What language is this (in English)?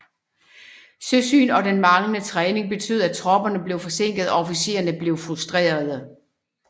Danish